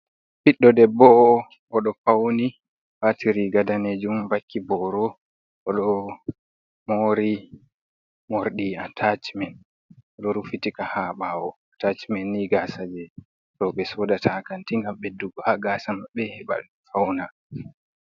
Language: Fula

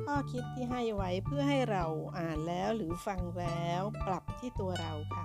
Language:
Thai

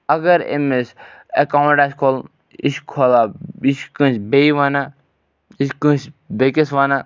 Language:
Kashmiri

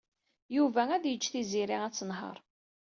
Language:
Kabyle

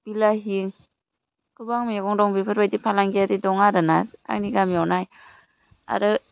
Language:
Bodo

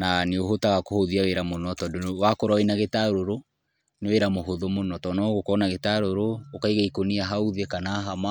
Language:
Kikuyu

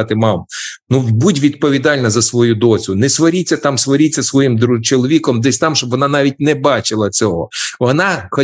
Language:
Ukrainian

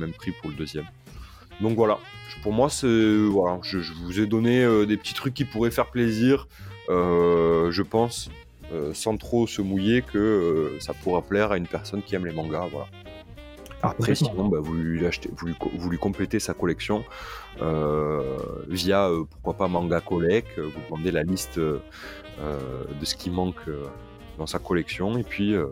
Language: French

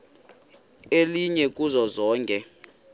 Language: Xhosa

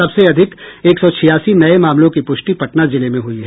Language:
Hindi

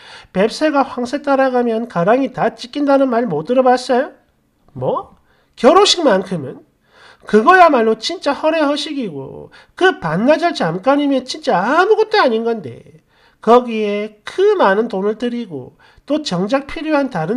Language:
Korean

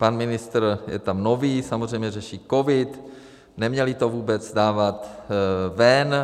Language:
Czech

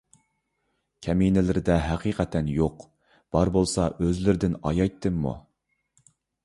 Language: Uyghur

